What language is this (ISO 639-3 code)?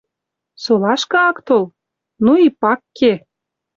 mrj